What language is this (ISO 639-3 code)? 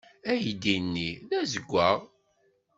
kab